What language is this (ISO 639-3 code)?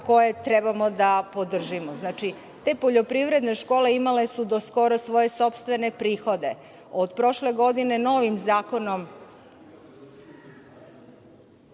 srp